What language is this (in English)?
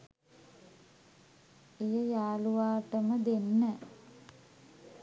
Sinhala